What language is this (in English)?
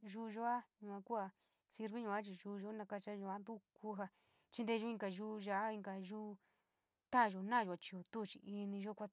San Miguel El Grande Mixtec